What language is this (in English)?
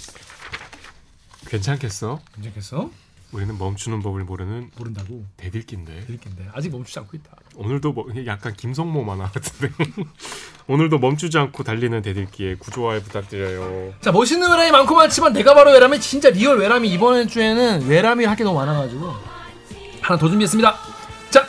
Korean